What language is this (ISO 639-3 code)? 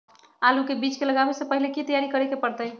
mag